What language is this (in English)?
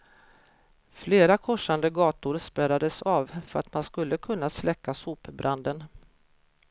Swedish